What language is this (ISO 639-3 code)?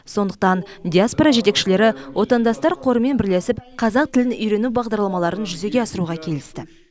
kaz